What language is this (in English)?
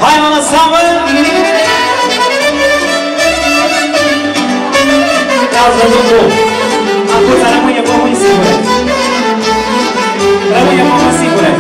Romanian